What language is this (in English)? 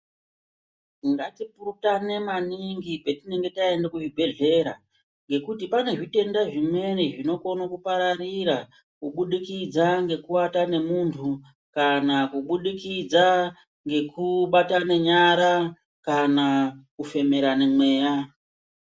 Ndau